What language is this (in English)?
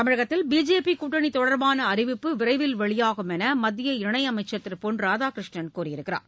Tamil